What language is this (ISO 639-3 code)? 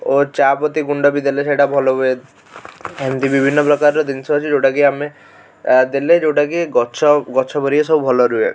ori